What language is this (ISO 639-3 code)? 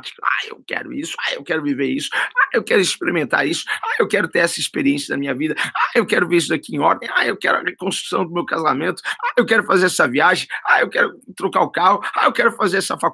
por